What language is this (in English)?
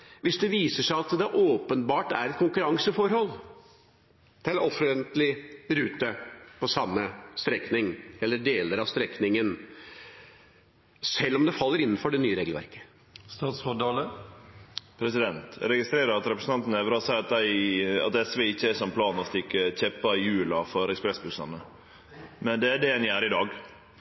Norwegian